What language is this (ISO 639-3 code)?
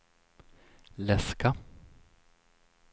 swe